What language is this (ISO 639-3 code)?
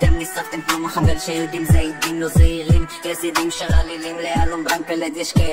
heb